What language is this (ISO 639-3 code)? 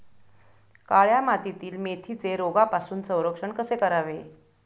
mar